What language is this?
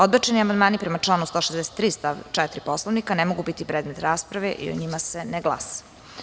Serbian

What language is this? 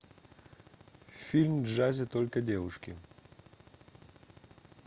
Russian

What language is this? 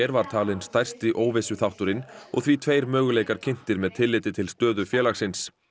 Icelandic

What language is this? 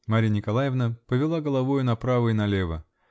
Russian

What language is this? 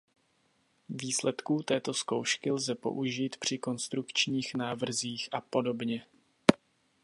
Czech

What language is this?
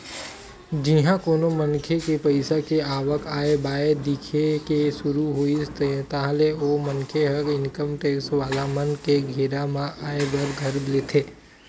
Chhattisgarhi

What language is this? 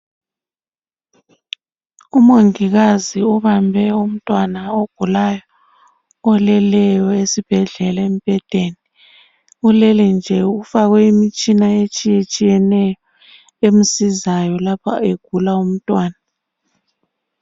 North Ndebele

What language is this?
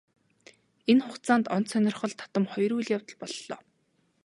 Mongolian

